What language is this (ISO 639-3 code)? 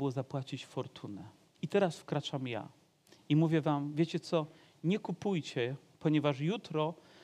pol